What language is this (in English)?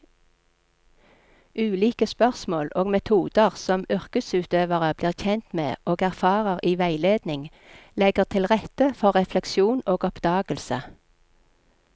Norwegian